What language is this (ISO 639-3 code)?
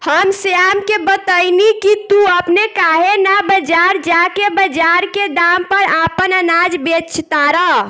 bho